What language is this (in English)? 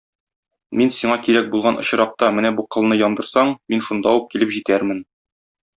Tatar